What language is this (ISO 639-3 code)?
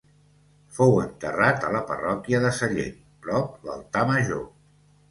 cat